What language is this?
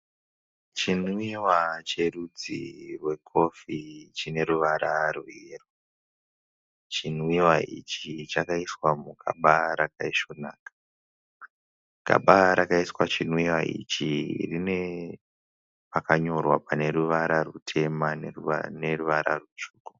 Shona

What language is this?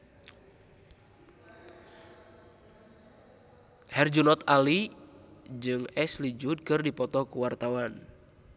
Sundanese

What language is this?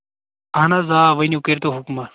Kashmiri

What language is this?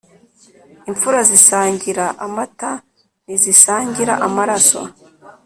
Kinyarwanda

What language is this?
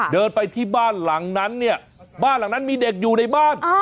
Thai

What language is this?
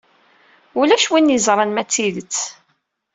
Kabyle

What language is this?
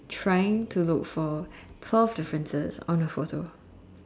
English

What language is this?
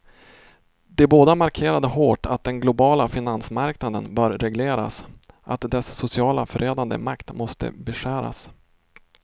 Swedish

